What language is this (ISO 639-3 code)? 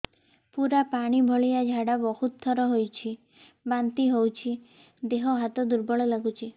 ori